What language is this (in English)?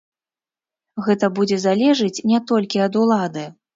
Belarusian